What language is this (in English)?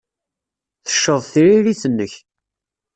Kabyle